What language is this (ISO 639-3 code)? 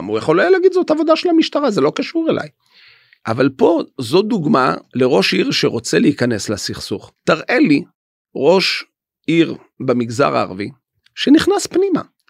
heb